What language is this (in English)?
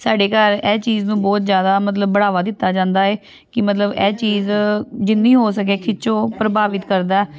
Punjabi